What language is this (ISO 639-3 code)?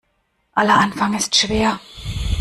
deu